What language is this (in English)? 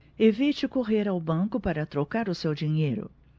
Portuguese